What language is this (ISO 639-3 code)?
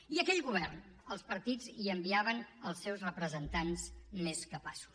cat